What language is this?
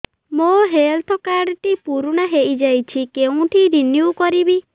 Odia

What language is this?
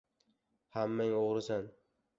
Uzbek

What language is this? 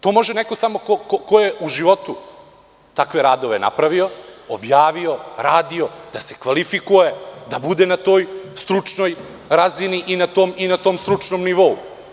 Serbian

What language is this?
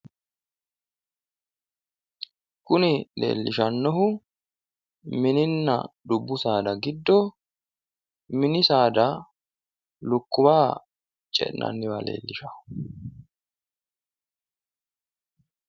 Sidamo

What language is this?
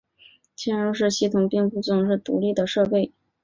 Chinese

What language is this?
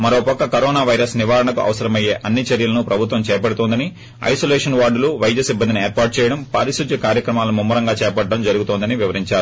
Telugu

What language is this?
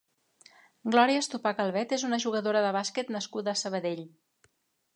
Catalan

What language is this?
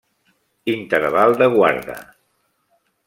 Catalan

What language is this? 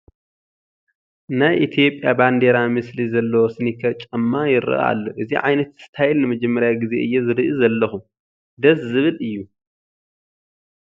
Tigrinya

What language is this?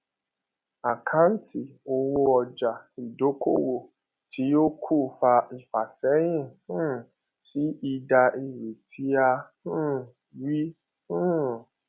Yoruba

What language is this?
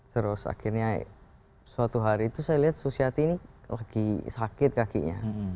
Indonesian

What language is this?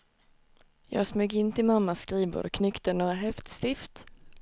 Swedish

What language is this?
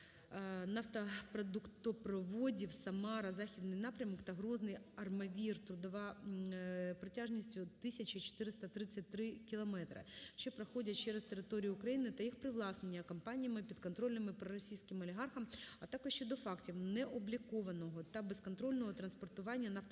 Ukrainian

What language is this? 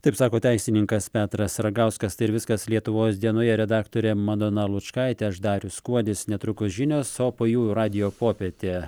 Lithuanian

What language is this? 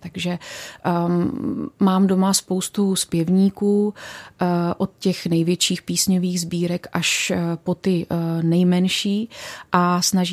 Czech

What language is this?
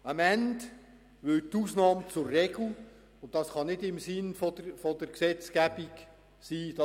Swiss German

